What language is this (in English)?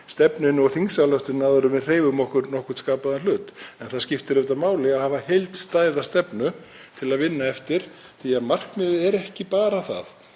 Icelandic